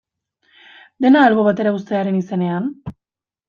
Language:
Basque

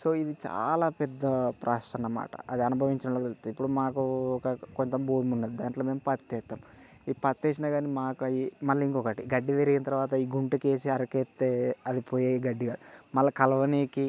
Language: Telugu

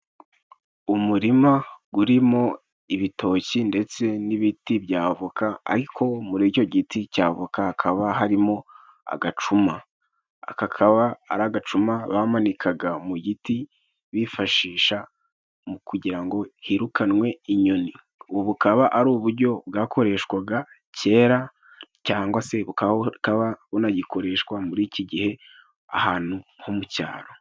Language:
Kinyarwanda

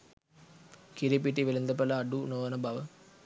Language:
Sinhala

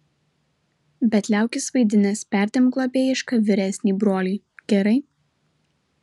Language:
Lithuanian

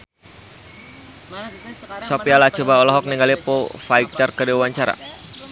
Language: Sundanese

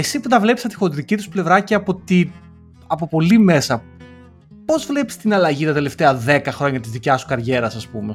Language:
Greek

